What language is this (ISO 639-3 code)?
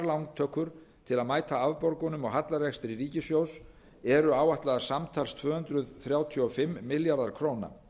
isl